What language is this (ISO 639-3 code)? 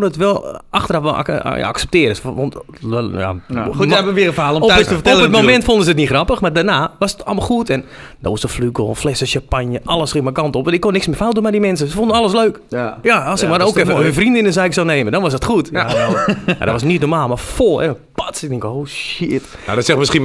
nld